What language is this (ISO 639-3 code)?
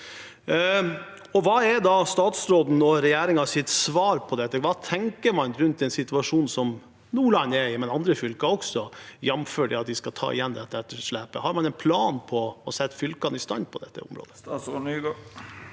nor